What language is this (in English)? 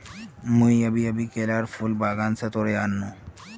Magahi